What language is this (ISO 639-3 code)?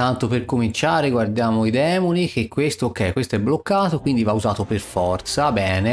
ita